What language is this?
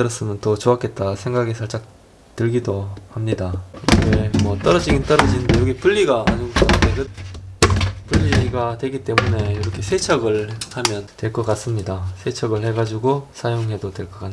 Korean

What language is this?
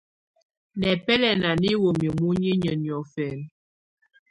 Tunen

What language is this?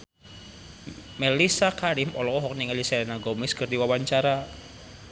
Sundanese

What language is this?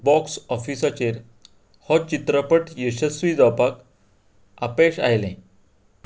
Konkani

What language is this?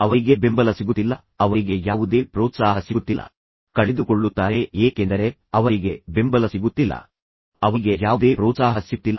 Kannada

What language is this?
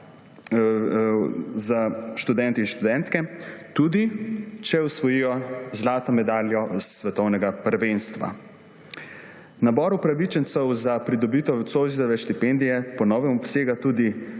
Slovenian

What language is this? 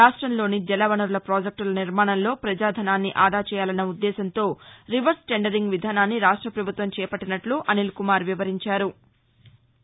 Telugu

